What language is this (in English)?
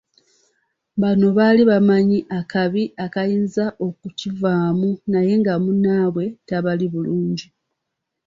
Ganda